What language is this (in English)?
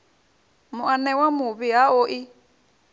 Venda